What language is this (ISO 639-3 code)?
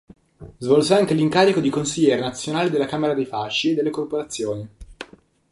ita